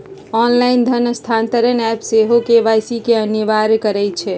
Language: Magahi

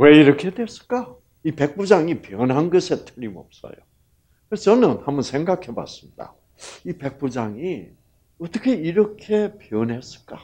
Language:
Korean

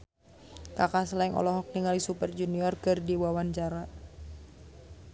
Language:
Sundanese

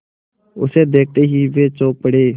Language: Hindi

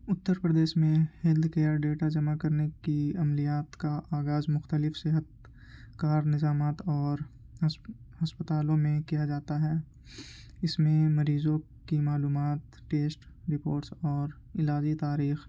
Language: Urdu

